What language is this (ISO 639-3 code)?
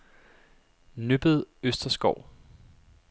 dan